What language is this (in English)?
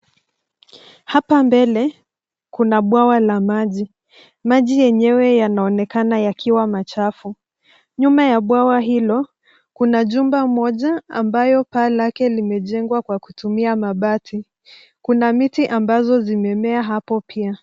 Swahili